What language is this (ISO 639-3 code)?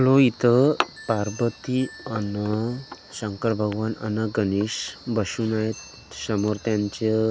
mar